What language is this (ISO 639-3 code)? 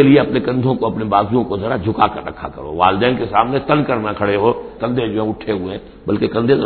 urd